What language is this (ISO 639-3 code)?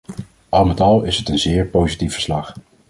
nld